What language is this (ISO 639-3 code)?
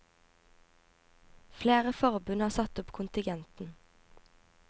nor